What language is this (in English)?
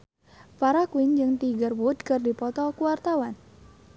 Sundanese